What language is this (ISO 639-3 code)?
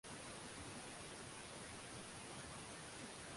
swa